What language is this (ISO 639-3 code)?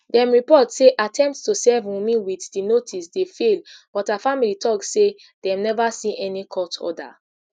pcm